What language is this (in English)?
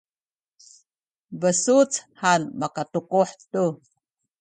Sakizaya